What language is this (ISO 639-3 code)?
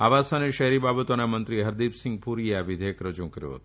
guj